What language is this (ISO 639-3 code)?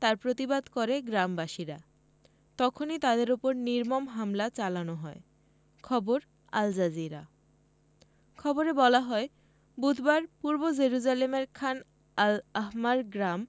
ben